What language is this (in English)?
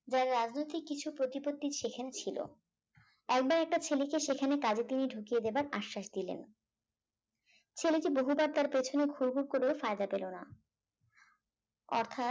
Bangla